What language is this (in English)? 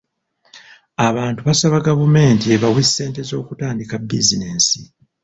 Ganda